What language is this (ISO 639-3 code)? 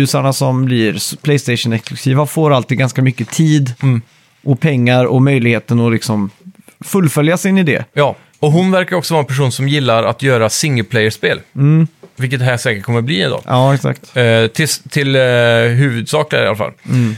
swe